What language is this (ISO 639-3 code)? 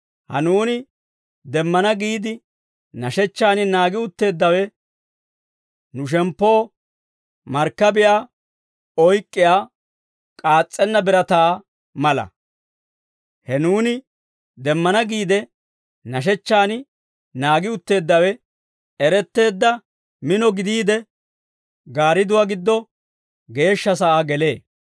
dwr